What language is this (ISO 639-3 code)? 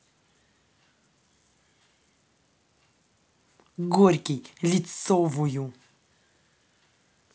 rus